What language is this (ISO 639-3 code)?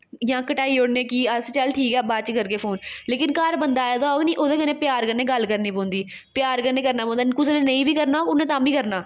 doi